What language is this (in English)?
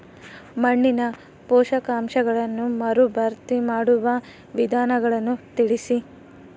Kannada